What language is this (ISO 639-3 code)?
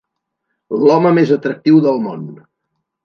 cat